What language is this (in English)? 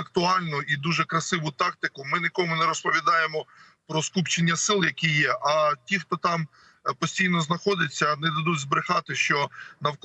Ukrainian